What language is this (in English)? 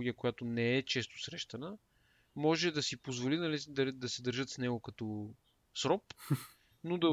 Bulgarian